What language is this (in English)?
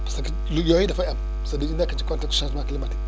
Wolof